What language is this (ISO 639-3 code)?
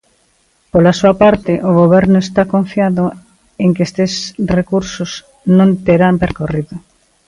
glg